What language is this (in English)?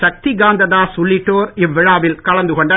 Tamil